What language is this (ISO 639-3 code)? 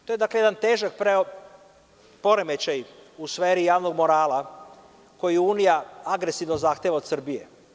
srp